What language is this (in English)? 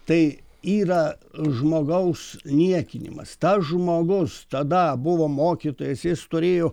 Lithuanian